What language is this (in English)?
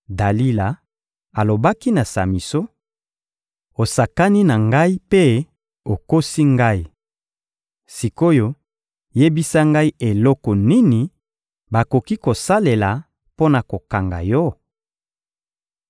Lingala